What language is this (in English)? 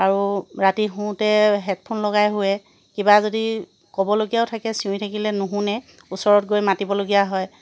Assamese